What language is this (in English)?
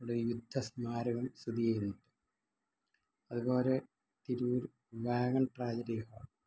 Malayalam